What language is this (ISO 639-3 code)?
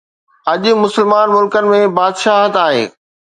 snd